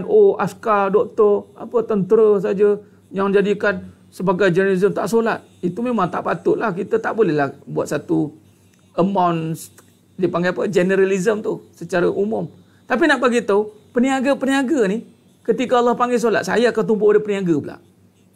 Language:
Malay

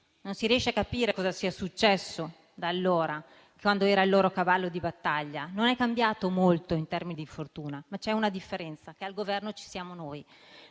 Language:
Italian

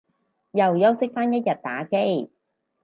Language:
Cantonese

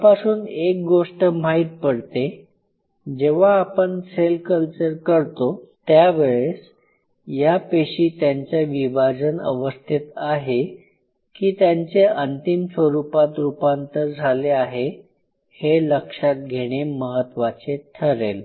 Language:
Marathi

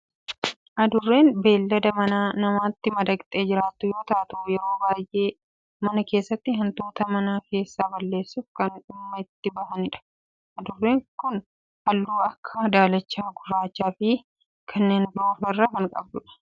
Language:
Oromo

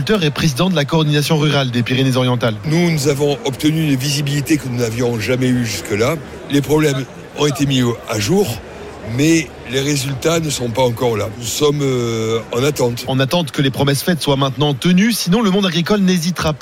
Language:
French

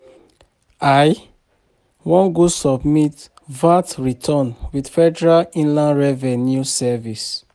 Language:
Nigerian Pidgin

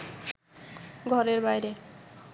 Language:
Bangla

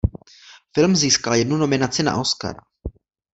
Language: Czech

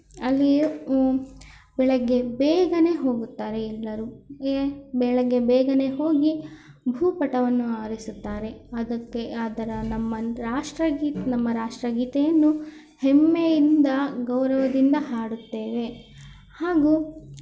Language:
Kannada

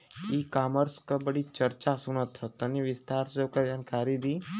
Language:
Bhojpuri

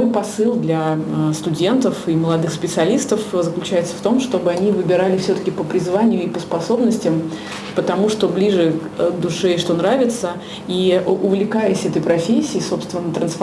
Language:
Russian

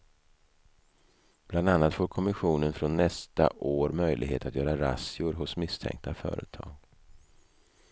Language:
Swedish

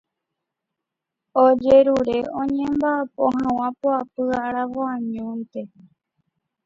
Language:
Guarani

